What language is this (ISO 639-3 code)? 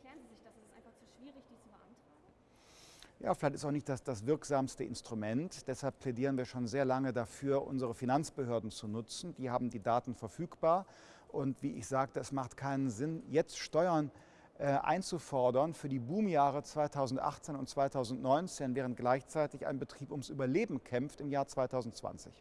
deu